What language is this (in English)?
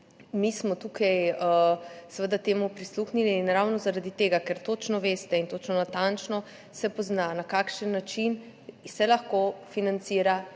Slovenian